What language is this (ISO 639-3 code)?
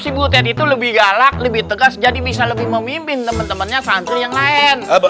ind